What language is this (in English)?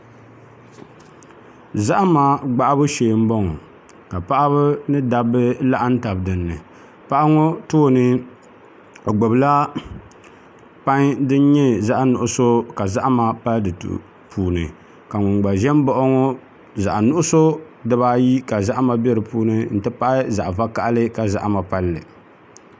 Dagbani